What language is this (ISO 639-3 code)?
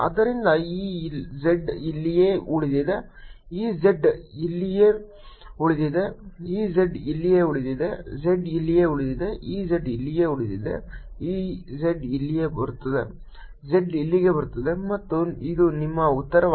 kan